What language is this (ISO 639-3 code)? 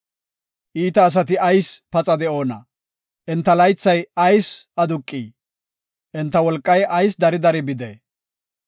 gof